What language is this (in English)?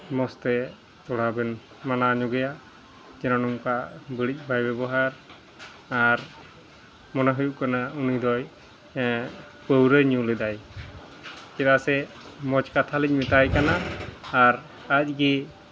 Santali